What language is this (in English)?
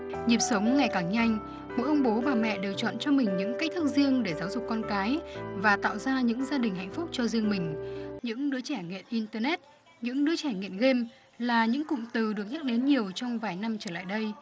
Vietnamese